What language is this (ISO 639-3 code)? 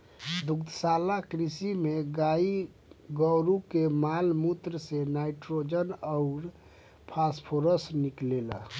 bho